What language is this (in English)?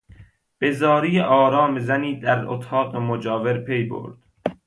Persian